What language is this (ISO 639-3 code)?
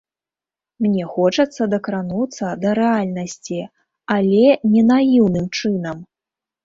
bel